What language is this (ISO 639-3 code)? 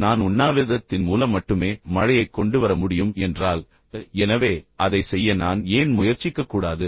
tam